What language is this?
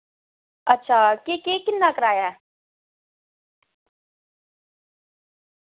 Dogri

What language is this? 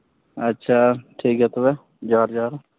Santali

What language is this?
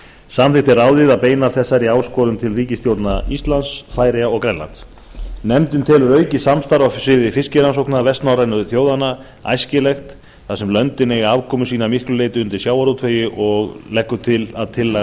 Icelandic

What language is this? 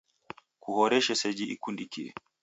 Taita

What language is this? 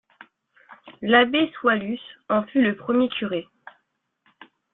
French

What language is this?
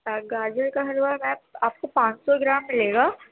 Urdu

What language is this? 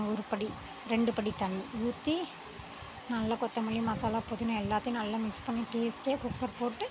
Tamil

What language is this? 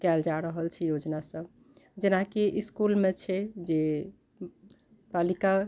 Maithili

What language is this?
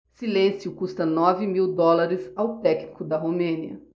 Portuguese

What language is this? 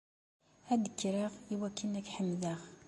Kabyle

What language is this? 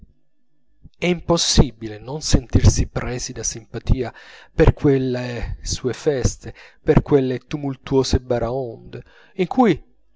Italian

